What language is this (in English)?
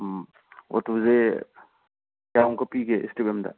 Manipuri